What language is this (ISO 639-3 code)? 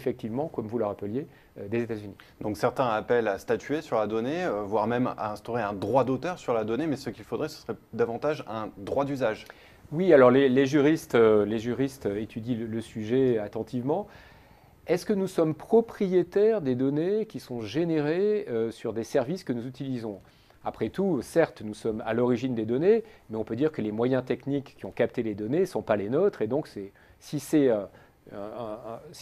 fra